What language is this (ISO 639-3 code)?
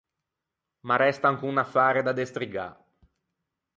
lij